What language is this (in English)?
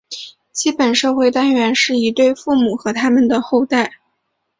Chinese